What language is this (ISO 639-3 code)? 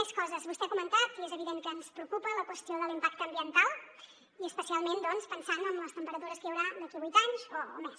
cat